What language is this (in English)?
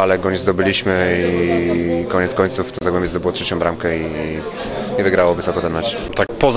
Polish